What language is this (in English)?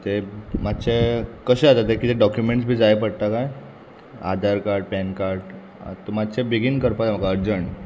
Konkani